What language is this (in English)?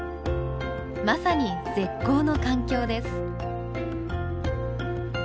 Japanese